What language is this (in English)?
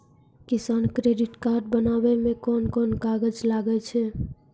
Maithili